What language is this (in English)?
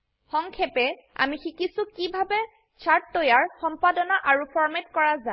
Assamese